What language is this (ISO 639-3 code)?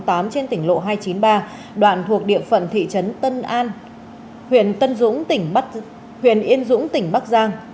vie